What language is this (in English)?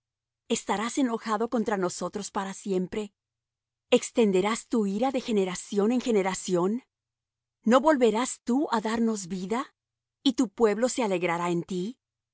Spanish